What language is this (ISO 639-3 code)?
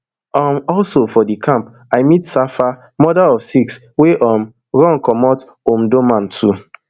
pcm